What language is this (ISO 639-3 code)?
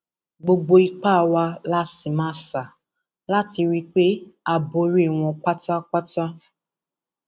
yor